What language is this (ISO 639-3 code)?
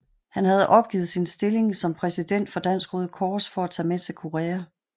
dan